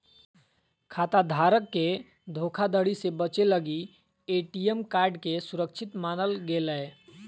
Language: Magahi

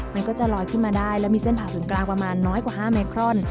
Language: Thai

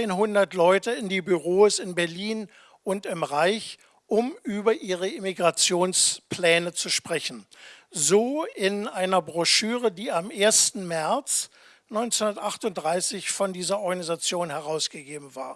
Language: German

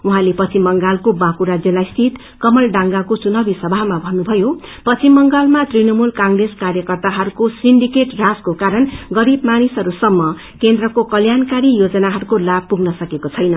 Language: Nepali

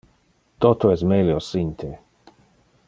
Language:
Interlingua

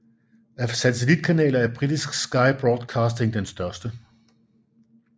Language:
Danish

